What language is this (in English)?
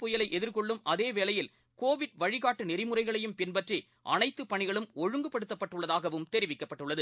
Tamil